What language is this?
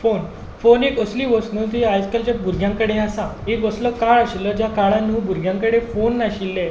Konkani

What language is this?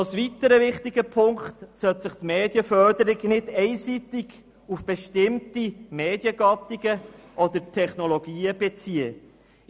Swiss German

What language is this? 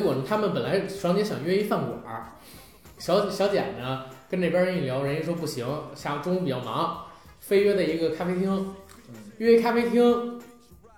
Chinese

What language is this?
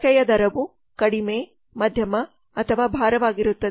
Kannada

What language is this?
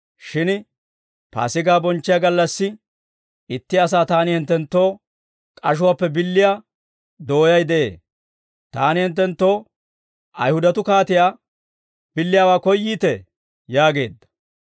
Dawro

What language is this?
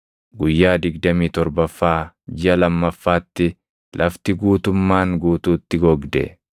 Oromo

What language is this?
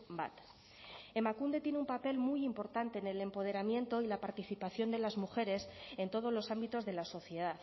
Spanish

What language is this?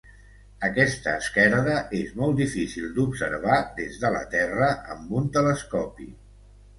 Catalan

